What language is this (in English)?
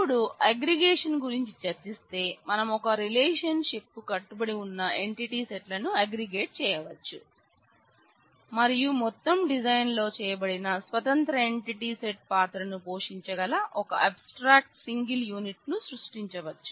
Telugu